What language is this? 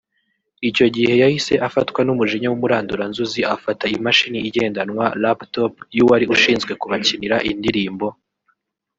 Kinyarwanda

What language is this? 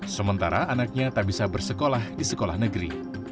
Indonesian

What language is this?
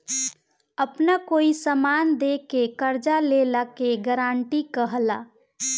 Bhojpuri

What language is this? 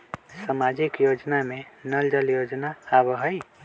Magahi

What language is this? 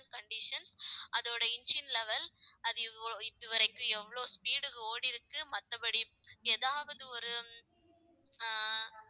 Tamil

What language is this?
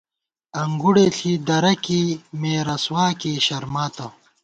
Gawar-Bati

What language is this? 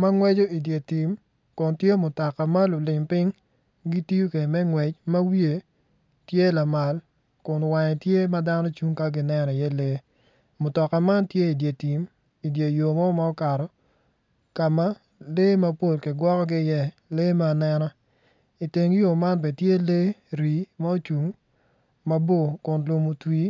Acoli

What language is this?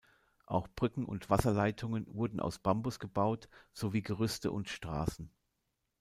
German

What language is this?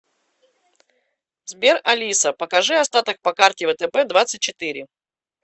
Russian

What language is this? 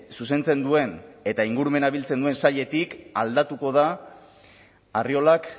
Basque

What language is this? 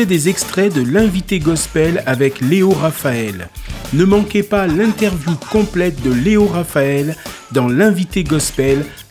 French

